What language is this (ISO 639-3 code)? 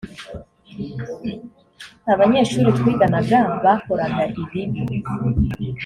kin